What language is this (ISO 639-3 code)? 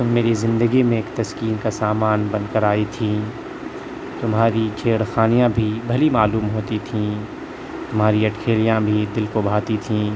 urd